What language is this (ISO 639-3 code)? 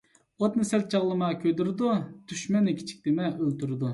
uig